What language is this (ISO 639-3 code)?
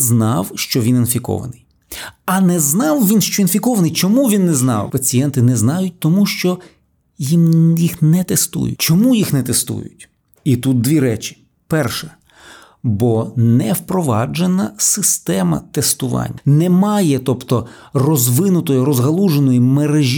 ukr